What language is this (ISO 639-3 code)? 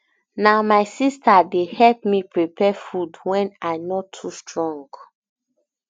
pcm